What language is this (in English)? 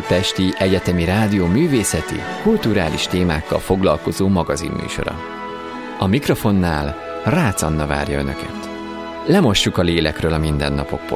Hungarian